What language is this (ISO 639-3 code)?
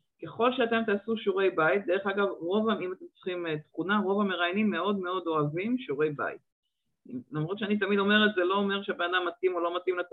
heb